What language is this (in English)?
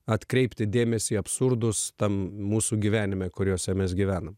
Lithuanian